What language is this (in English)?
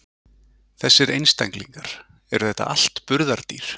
Icelandic